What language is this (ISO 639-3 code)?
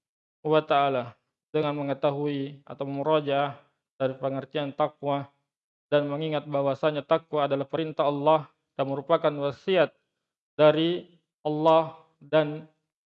ind